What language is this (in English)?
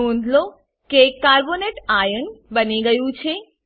Gujarati